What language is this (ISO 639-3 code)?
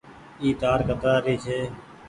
gig